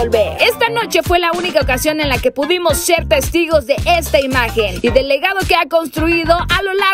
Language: Spanish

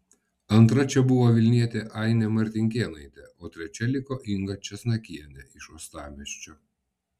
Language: Lithuanian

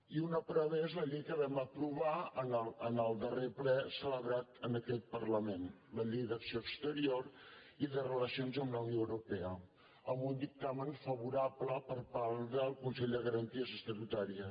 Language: Catalan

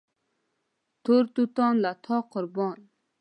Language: Pashto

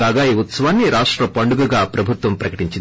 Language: Telugu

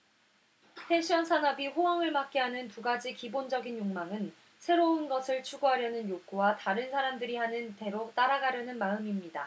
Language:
Korean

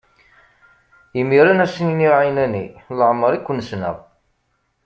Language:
Kabyle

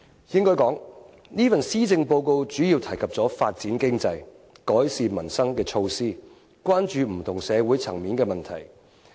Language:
Cantonese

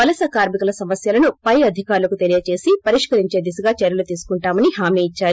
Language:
Telugu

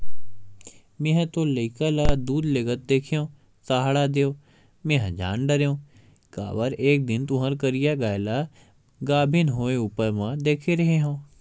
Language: Chhattisgarhi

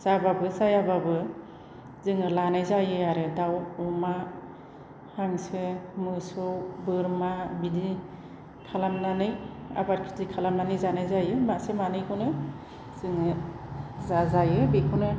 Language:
Bodo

